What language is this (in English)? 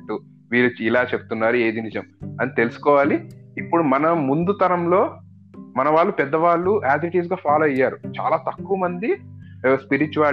Telugu